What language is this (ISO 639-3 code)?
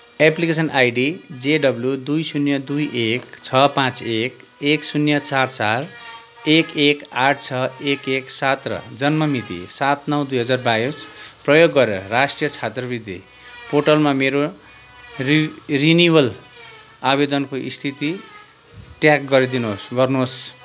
nep